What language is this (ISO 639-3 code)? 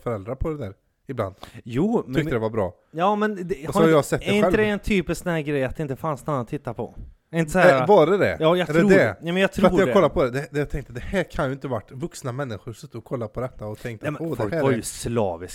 swe